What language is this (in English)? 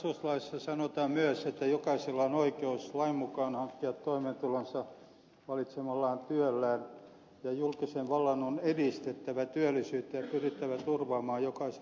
Finnish